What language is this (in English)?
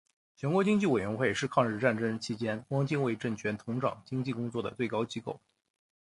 Chinese